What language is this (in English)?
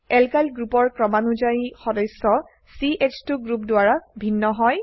Assamese